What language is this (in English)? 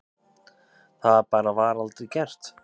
Icelandic